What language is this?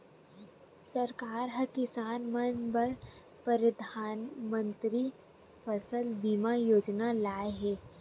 Chhattisgarhi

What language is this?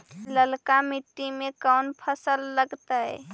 Magahi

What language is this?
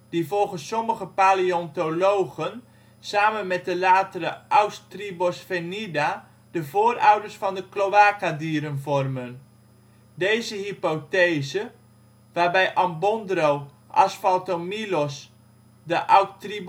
Dutch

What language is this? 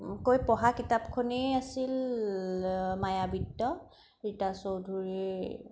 Assamese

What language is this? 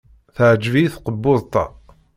Kabyle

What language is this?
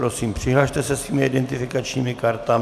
Czech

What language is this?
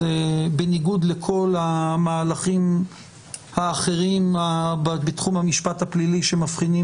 Hebrew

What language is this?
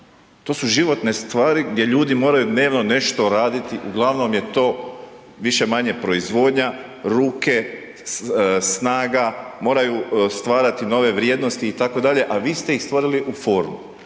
Croatian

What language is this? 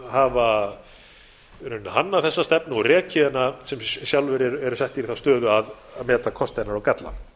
Icelandic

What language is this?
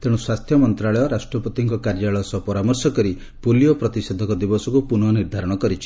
Odia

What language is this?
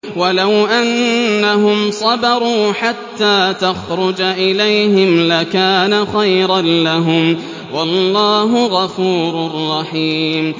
Arabic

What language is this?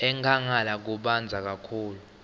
Swati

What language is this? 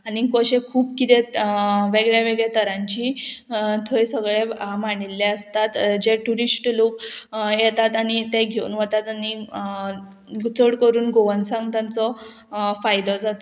Konkani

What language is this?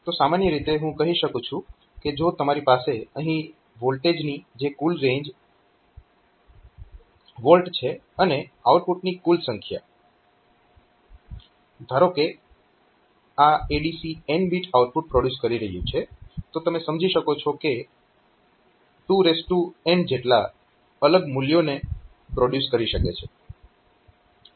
Gujarati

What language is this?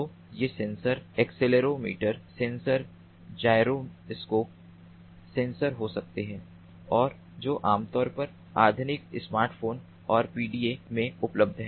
Hindi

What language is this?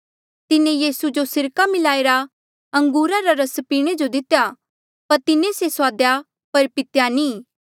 Mandeali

